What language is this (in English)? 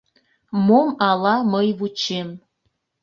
Mari